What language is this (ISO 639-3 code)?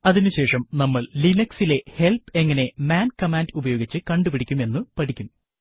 mal